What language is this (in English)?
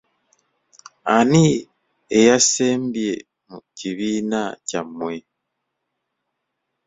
Ganda